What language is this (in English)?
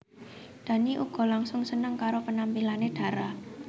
Javanese